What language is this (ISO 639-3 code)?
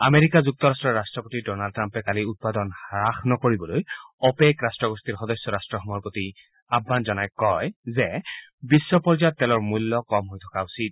asm